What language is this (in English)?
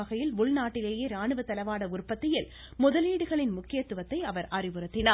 Tamil